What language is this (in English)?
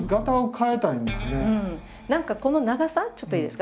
Japanese